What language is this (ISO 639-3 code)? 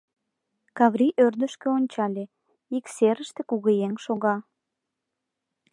chm